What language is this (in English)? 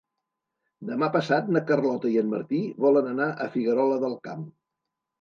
Catalan